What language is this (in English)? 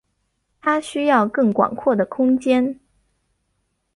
Chinese